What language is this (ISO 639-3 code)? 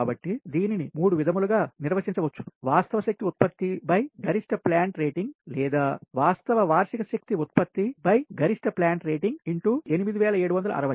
tel